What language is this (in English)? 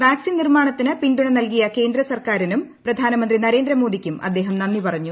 Malayalam